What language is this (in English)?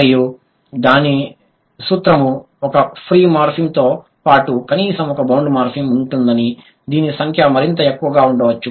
Telugu